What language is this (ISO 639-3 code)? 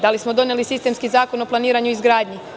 srp